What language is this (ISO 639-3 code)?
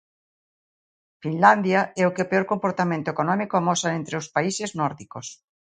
glg